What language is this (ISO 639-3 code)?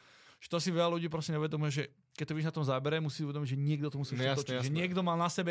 slk